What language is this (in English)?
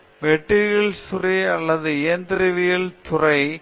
Tamil